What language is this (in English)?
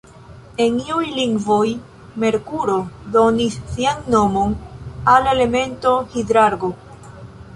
Esperanto